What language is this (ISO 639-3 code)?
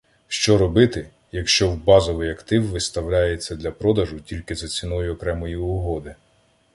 ukr